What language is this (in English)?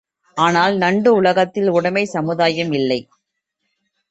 Tamil